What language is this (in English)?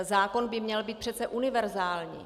Czech